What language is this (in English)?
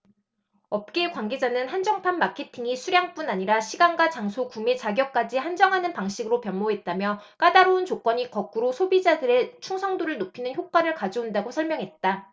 Korean